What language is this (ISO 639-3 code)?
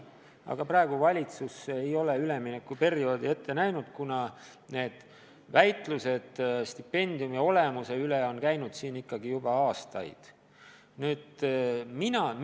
est